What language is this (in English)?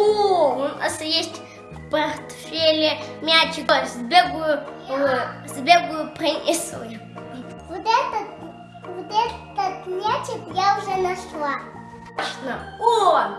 Russian